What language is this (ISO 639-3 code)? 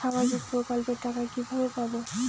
ben